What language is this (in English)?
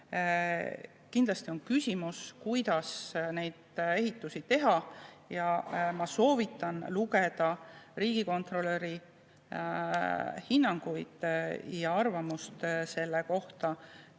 Estonian